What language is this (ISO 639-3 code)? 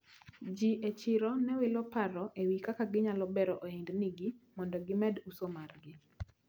luo